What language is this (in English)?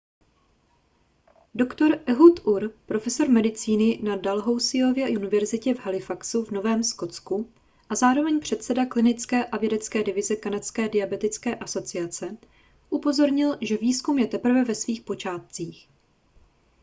Czech